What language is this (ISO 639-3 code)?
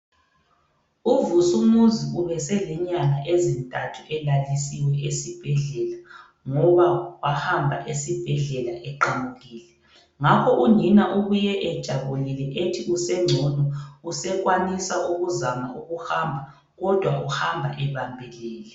nde